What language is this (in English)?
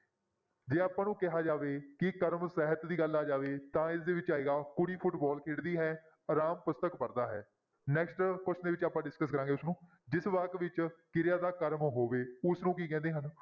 Punjabi